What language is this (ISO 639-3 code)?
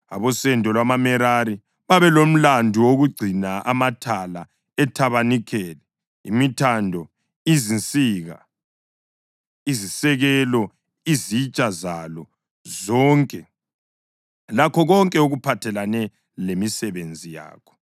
nde